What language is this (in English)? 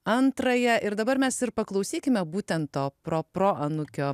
Lithuanian